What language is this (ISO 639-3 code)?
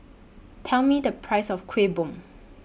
eng